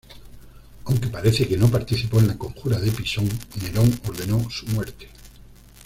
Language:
Spanish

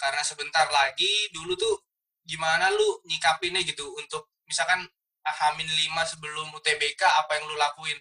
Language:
Indonesian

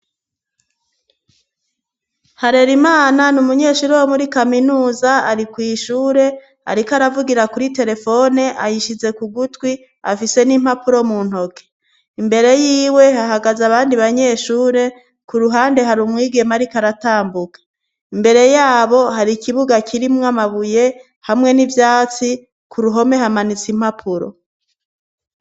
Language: Rundi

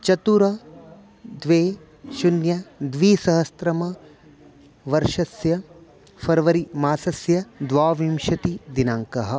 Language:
Sanskrit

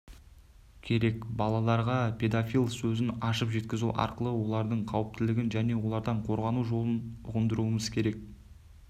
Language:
Kazakh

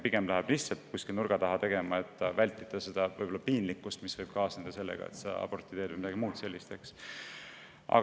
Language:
Estonian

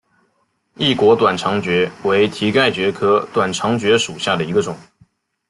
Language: Chinese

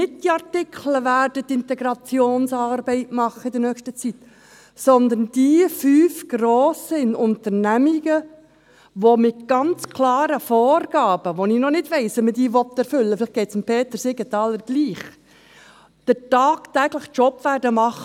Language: Swiss German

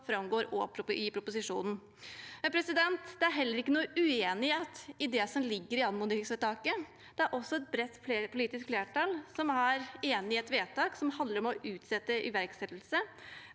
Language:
Norwegian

